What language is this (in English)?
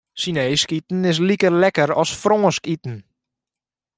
Western Frisian